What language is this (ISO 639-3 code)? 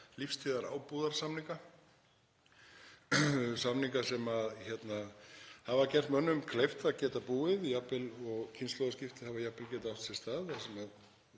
isl